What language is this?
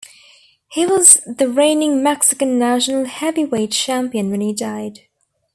English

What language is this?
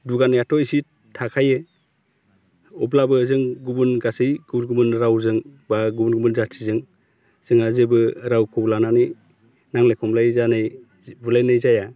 Bodo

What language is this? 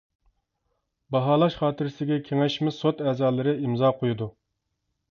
Uyghur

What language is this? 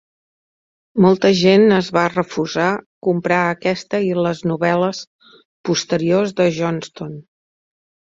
Catalan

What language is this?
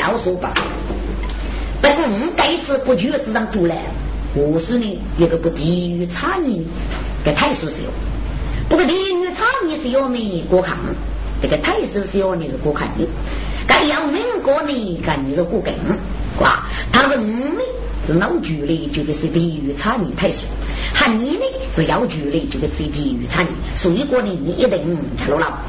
Chinese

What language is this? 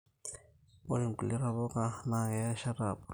Masai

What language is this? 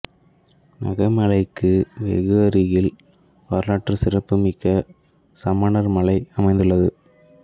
Tamil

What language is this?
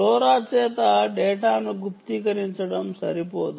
Telugu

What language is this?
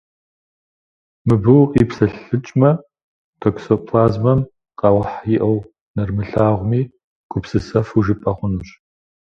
Kabardian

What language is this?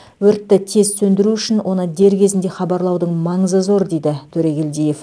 Kazakh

